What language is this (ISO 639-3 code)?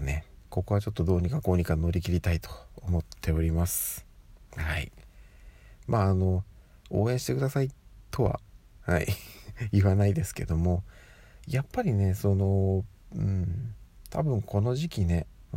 jpn